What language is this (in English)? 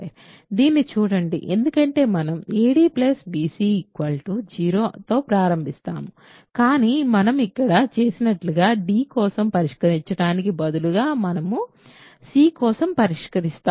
Telugu